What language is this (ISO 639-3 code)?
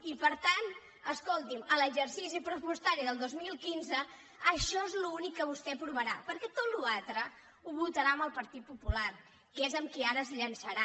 cat